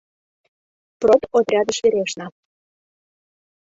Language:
Mari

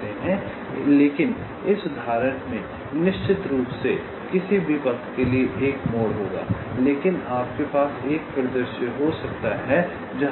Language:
Hindi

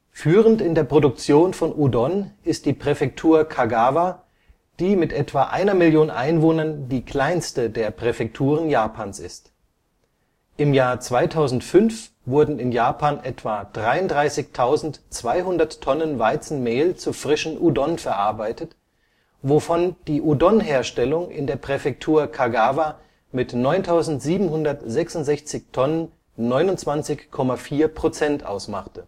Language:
German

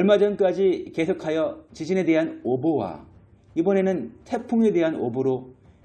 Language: Korean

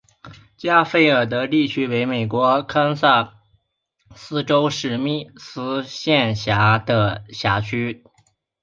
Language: Chinese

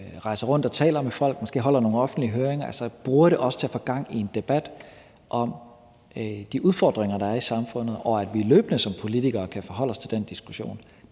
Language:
Danish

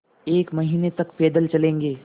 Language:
Hindi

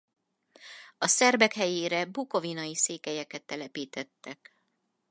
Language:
Hungarian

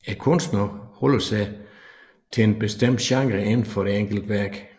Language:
Danish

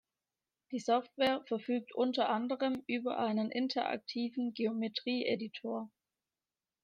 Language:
German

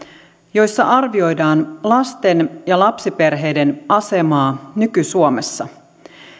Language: Finnish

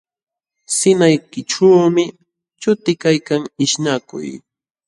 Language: Jauja Wanca Quechua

